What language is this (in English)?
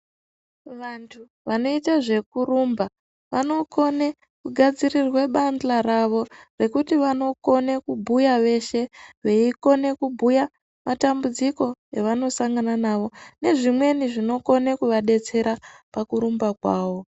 Ndau